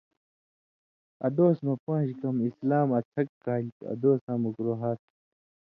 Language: Indus Kohistani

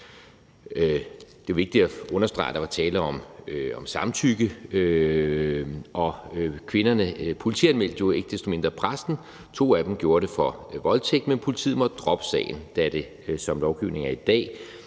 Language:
Danish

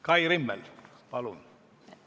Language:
Estonian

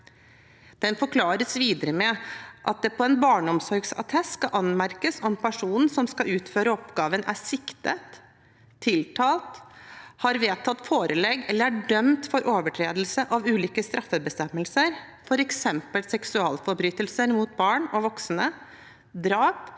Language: Norwegian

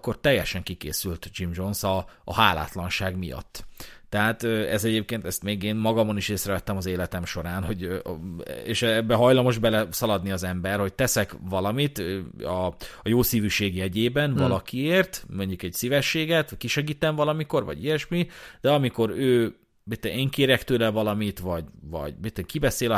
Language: Hungarian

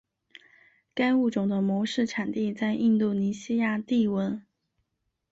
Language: Chinese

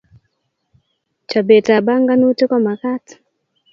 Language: Kalenjin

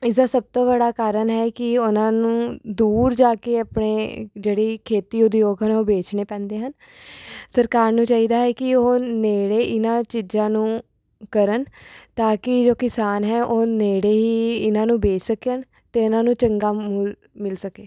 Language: Punjabi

